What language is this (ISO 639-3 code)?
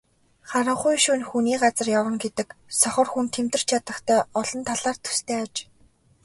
mon